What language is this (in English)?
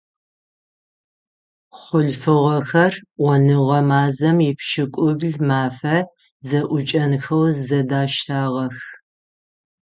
Adyghe